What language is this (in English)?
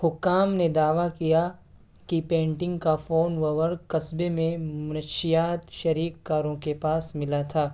Urdu